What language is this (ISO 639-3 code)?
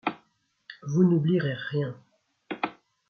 fra